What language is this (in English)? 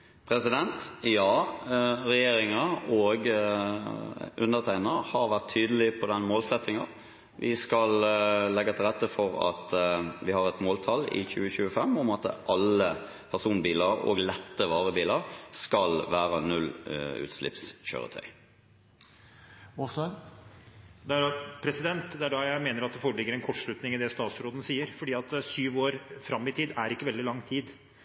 Norwegian Bokmål